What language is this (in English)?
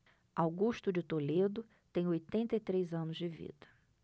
Portuguese